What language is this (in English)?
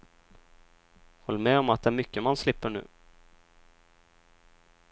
Swedish